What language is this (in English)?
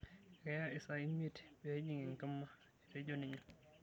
Masai